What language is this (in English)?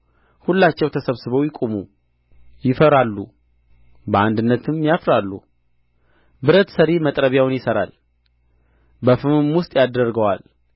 Amharic